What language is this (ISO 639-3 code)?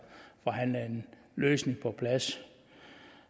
dan